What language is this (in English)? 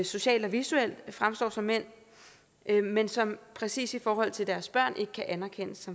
Danish